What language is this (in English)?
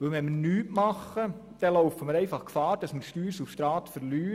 Swiss German